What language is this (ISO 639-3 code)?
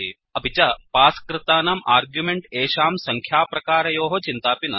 san